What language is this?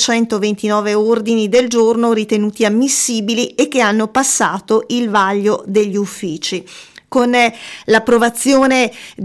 Italian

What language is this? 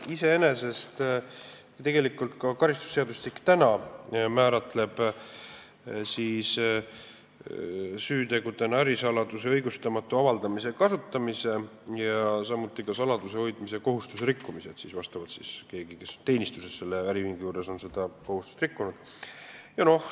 Estonian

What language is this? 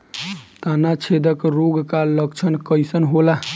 Bhojpuri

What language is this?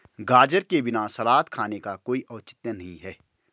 Hindi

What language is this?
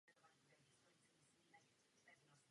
Czech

